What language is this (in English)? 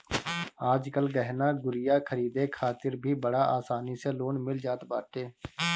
Bhojpuri